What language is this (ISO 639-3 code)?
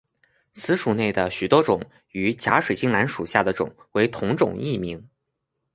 zho